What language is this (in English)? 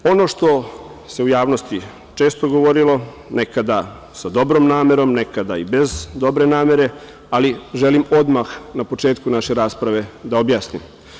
Serbian